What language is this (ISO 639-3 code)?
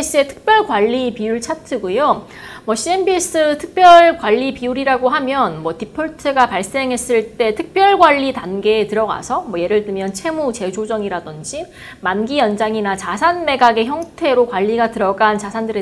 kor